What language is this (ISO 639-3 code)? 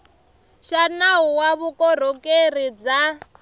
tso